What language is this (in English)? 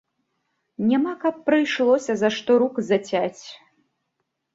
Belarusian